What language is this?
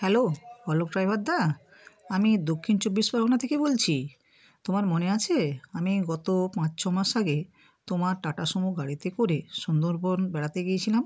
Bangla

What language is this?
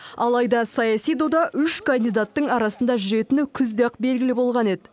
Kazakh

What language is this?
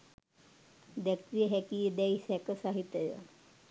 Sinhala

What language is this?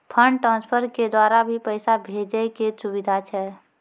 Maithili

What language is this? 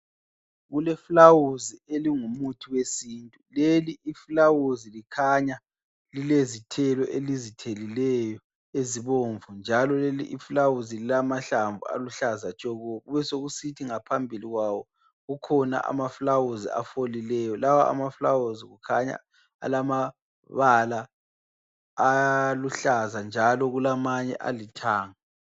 North Ndebele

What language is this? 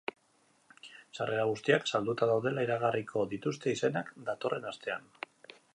Basque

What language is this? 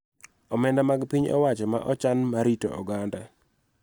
Luo (Kenya and Tanzania)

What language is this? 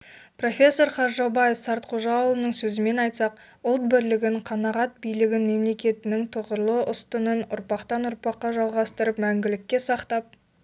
Kazakh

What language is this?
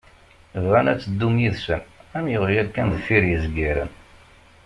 Kabyle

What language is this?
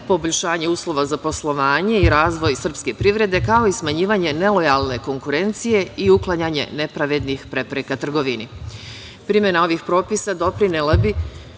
Serbian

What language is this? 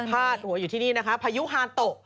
Thai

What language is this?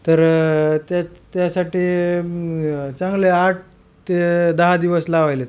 Marathi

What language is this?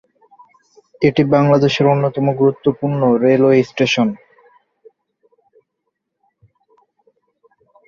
Bangla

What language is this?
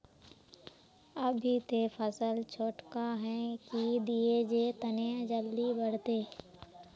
Magahi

